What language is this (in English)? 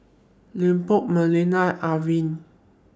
English